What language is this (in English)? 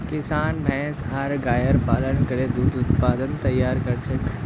Magahi